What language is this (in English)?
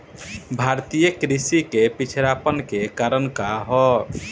Bhojpuri